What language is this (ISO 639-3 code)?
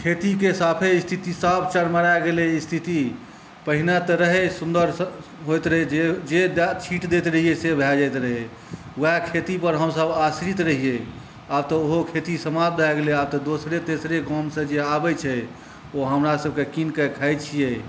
mai